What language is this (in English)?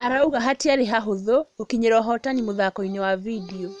Kikuyu